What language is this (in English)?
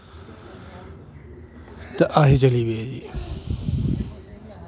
Dogri